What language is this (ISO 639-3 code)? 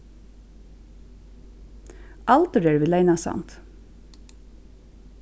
fao